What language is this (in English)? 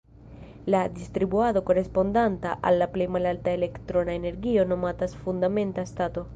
Esperanto